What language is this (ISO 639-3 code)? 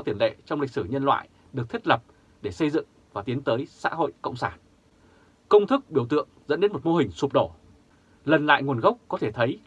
vie